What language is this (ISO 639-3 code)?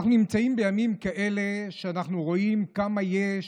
heb